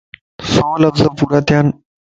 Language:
Lasi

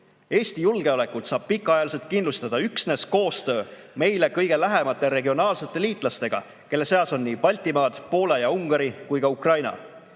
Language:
Estonian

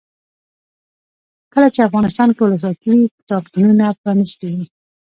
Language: Pashto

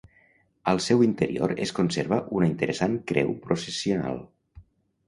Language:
Catalan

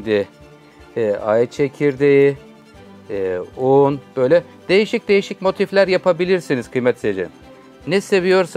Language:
Turkish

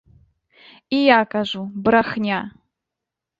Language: Belarusian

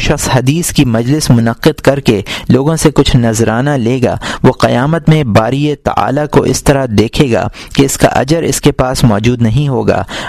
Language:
Urdu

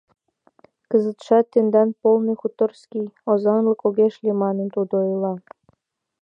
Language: Mari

